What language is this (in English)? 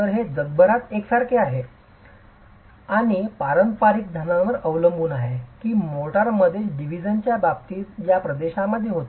Marathi